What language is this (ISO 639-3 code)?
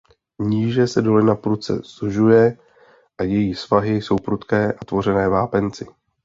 ces